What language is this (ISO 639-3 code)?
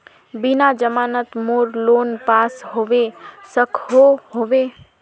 mag